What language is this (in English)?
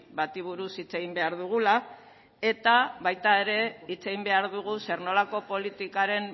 Basque